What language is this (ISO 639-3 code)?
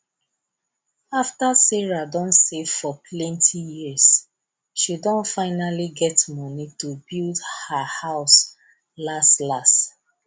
pcm